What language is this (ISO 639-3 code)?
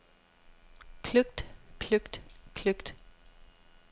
dan